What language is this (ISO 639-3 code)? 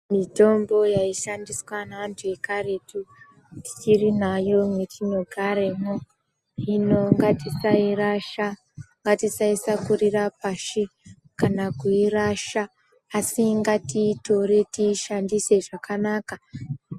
ndc